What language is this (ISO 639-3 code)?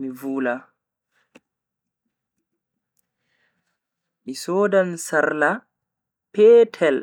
fui